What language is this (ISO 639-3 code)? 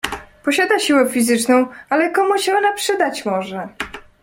pol